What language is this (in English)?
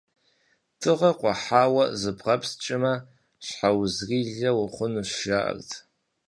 Kabardian